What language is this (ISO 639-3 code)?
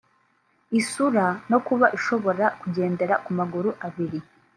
kin